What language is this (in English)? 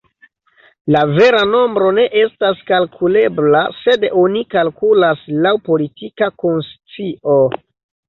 Esperanto